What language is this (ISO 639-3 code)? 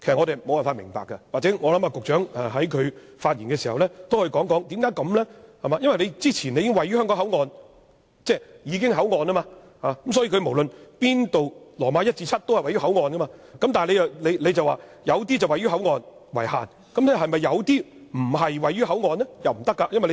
yue